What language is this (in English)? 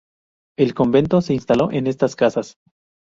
Spanish